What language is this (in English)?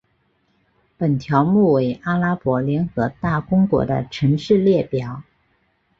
Chinese